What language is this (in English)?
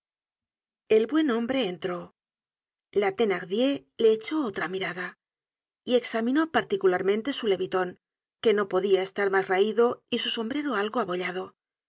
Spanish